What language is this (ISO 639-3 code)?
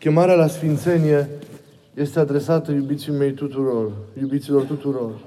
ron